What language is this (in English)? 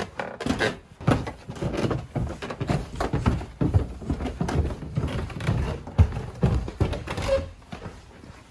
Korean